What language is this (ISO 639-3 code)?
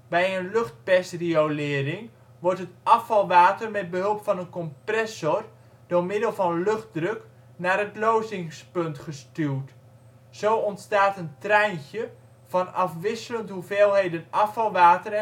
nld